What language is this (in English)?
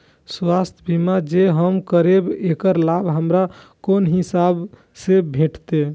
Maithili